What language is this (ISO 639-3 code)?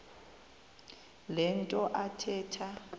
xho